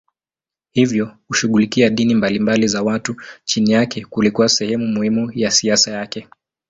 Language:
Swahili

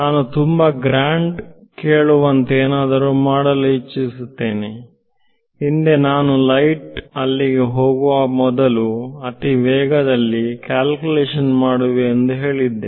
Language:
Kannada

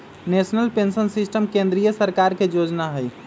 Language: Magahi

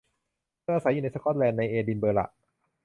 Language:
Thai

